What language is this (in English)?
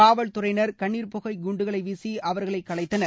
Tamil